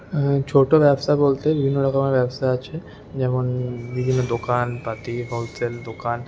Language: Bangla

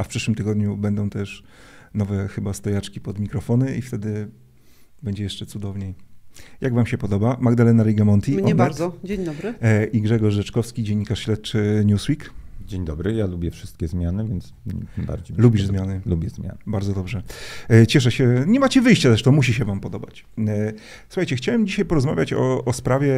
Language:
Polish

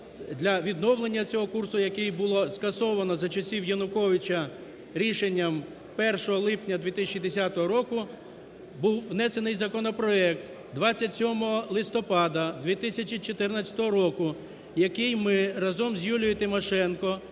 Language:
Ukrainian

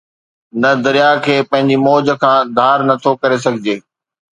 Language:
Sindhi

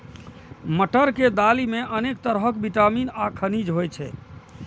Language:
Maithili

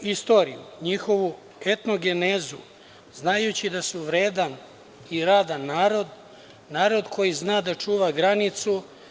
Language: Serbian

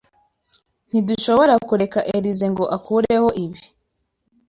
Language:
Kinyarwanda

